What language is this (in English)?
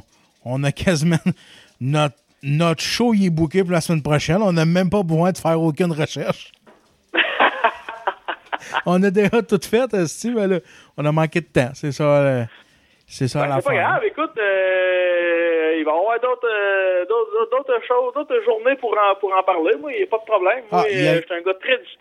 French